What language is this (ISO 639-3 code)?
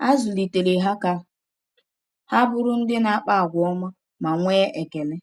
ibo